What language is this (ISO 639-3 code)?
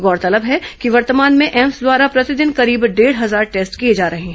hin